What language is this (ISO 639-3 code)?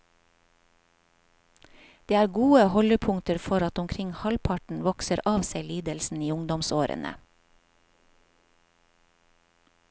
nor